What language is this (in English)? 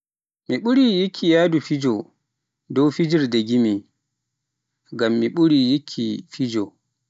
Pular